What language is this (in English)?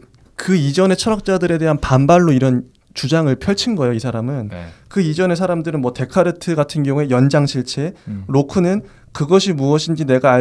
Korean